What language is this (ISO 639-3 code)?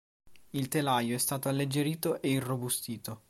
ita